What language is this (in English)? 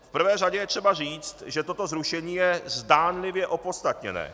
Czech